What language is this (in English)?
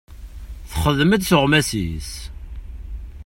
Kabyle